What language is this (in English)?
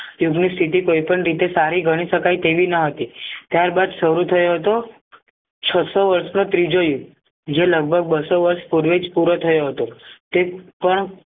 Gujarati